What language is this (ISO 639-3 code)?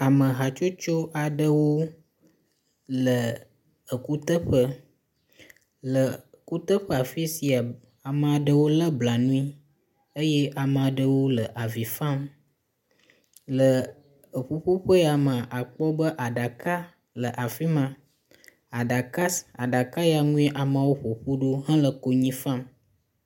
ewe